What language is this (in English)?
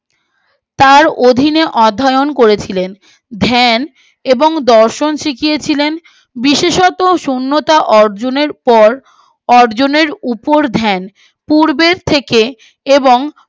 Bangla